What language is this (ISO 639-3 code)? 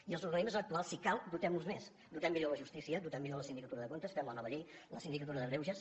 cat